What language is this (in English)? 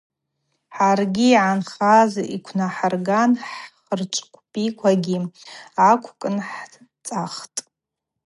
Abaza